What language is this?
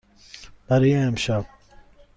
Persian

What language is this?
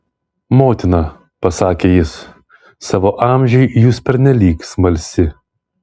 Lithuanian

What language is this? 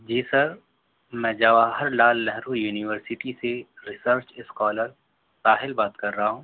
Urdu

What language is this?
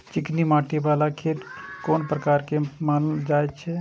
Maithili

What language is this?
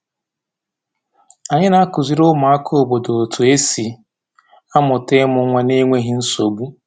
Igbo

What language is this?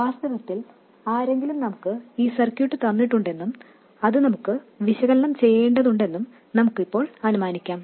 Malayalam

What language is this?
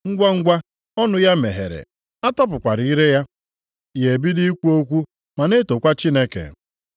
Igbo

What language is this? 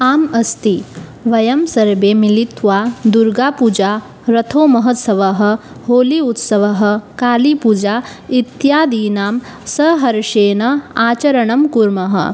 Sanskrit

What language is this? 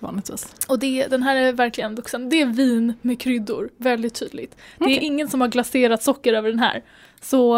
Swedish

